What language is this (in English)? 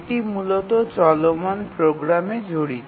Bangla